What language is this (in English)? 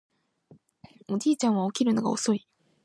Japanese